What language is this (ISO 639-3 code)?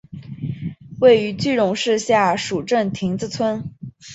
zho